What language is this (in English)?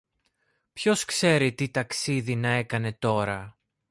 Greek